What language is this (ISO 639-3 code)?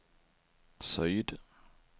swe